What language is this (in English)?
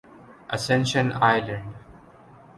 Urdu